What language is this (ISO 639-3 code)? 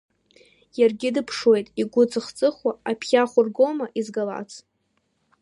abk